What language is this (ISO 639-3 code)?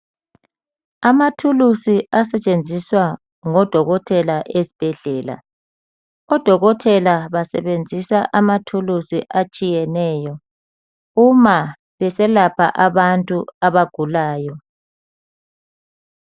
nde